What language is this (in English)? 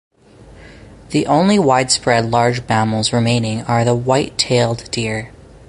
English